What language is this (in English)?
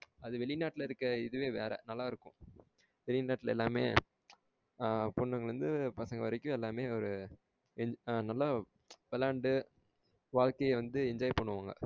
Tamil